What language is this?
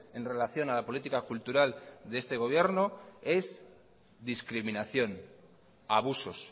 Spanish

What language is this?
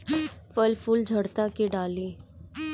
Bhojpuri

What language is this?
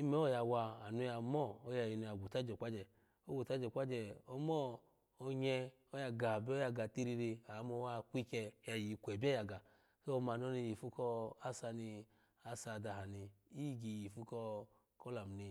Alago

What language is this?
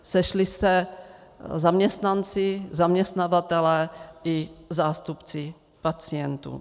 Czech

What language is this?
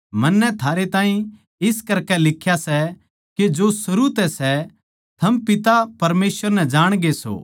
Haryanvi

